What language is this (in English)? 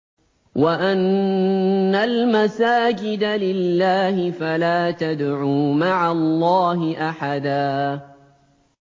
Arabic